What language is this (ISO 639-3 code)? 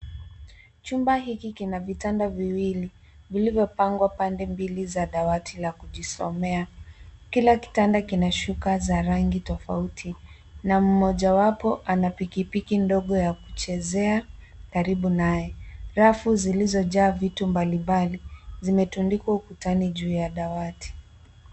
swa